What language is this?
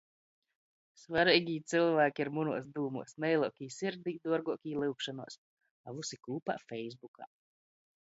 Latgalian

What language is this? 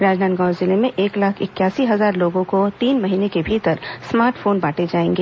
Hindi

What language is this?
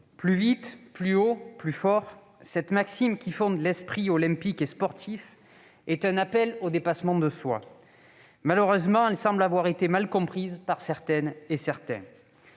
French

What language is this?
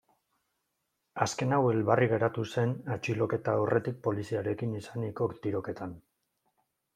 Basque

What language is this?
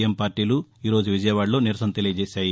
Telugu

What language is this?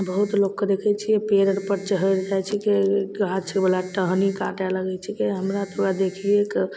Maithili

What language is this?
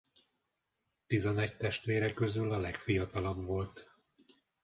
Hungarian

